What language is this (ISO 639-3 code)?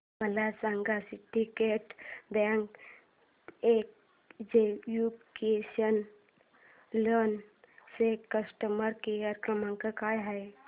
mar